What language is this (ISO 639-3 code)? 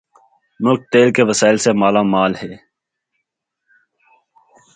urd